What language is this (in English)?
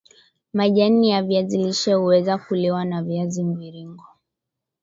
Swahili